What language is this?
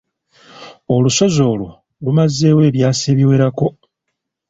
Ganda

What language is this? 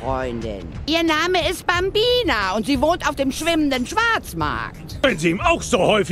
German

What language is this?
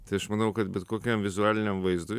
Lithuanian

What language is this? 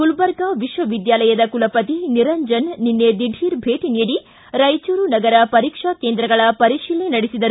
Kannada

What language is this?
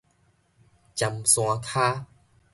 Min Nan Chinese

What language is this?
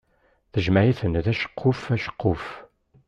Kabyle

